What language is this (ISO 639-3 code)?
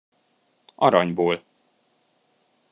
hun